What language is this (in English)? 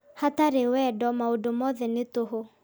Kikuyu